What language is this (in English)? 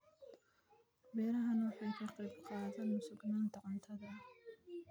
Somali